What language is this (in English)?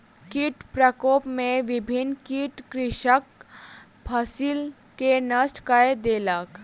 Maithili